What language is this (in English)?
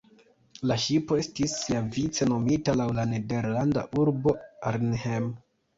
Esperanto